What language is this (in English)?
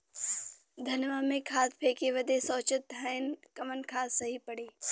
Bhojpuri